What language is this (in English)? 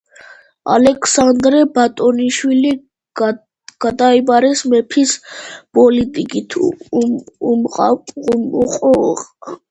Georgian